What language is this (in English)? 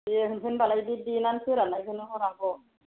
Bodo